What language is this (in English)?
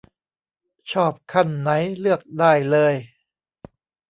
Thai